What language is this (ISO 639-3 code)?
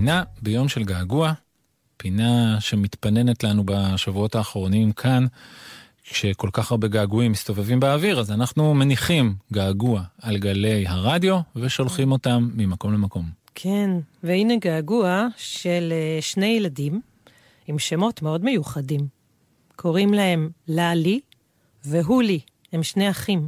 heb